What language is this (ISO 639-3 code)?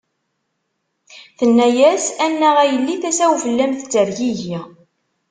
kab